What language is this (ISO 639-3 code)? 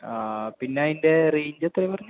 mal